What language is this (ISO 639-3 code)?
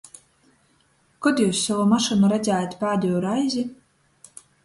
ltg